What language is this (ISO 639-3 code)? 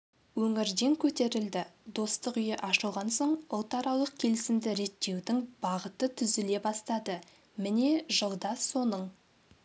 kaz